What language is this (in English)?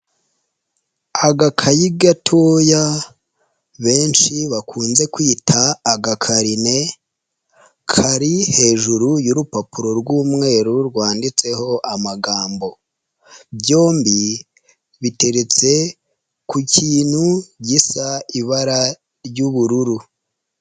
Kinyarwanda